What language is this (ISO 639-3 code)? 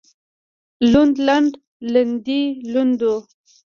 pus